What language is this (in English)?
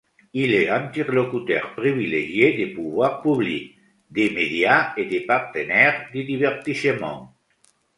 French